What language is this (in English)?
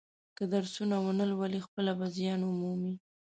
Pashto